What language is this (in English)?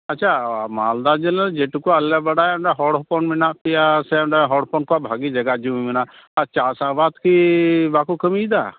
Santali